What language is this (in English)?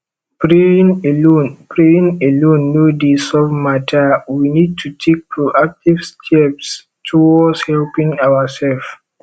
Nigerian Pidgin